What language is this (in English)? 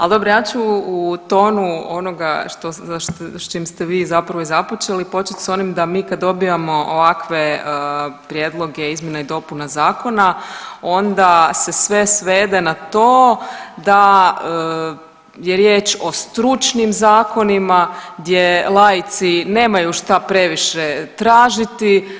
Croatian